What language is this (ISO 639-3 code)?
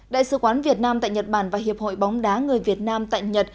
vie